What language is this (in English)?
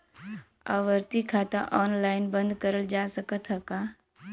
Bhojpuri